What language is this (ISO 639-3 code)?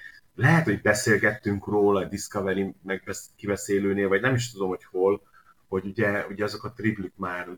hun